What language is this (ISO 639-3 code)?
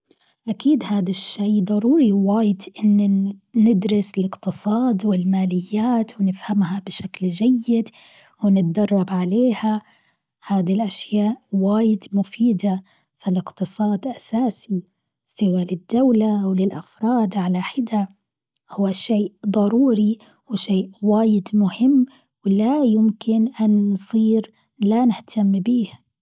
afb